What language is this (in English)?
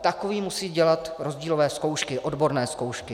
Czech